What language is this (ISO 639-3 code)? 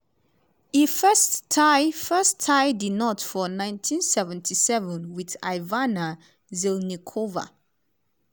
pcm